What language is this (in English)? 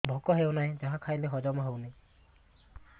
Odia